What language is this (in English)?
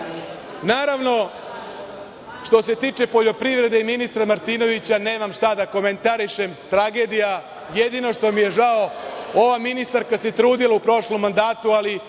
Serbian